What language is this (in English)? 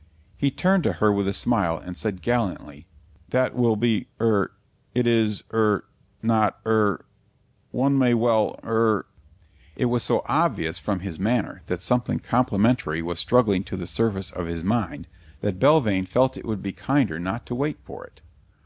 English